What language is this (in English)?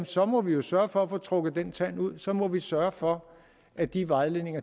Danish